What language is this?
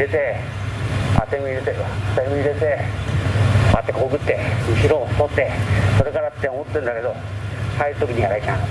Japanese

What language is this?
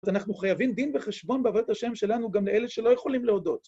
Hebrew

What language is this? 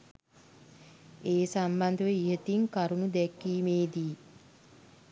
Sinhala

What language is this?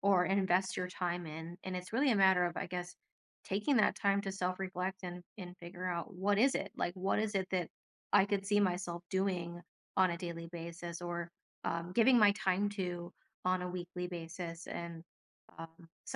English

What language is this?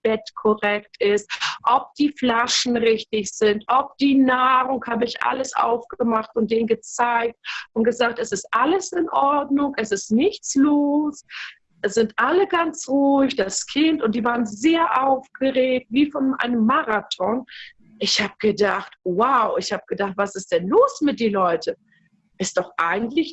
German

